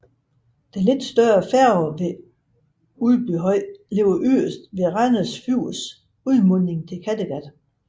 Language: Danish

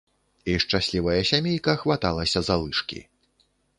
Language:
Belarusian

